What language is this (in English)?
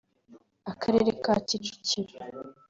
Kinyarwanda